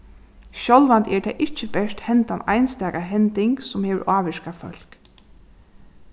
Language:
Faroese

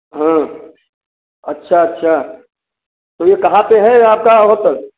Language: Hindi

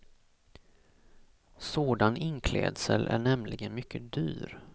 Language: Swedish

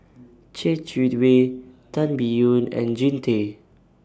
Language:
English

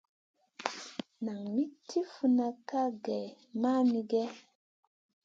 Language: Masana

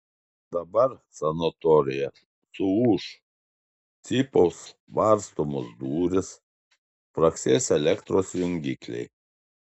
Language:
Lithuanian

